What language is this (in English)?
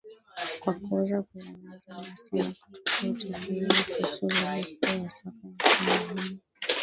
Swahili